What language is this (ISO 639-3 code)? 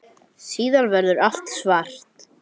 isl